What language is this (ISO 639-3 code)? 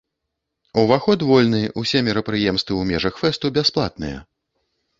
bel